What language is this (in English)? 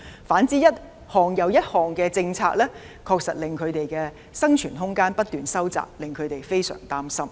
Cantonese